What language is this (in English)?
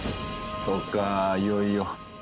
Japanese